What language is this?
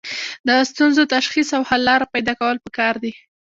Pashto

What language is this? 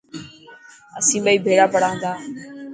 Dhatki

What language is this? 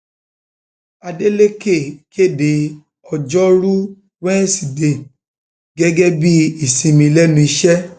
Yoruba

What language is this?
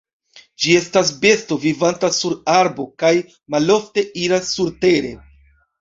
Esperanto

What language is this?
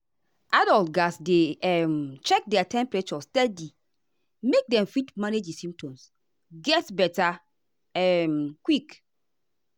Nigerian Pidgin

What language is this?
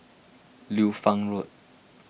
English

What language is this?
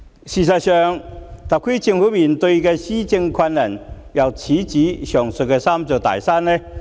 Cantonese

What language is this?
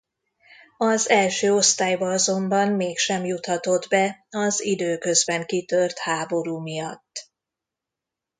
Hungarian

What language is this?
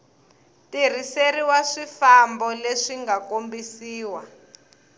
Tsonga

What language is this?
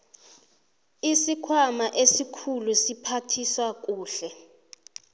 South Ndebele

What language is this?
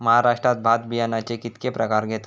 Marathi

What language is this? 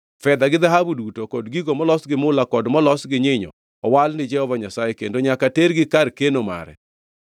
Luo (Kenya and Tanzania)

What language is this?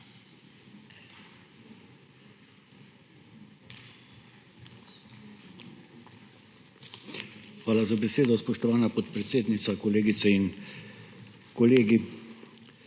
Slovenian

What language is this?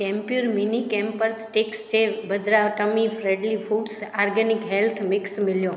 Sindhi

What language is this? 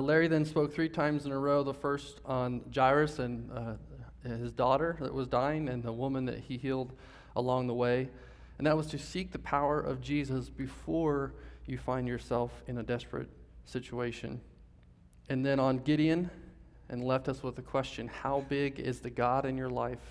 English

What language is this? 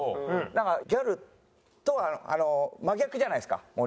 Japanese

